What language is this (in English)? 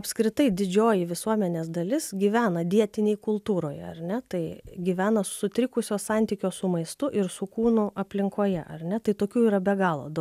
Lithuanian